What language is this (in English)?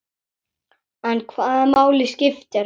Icelandic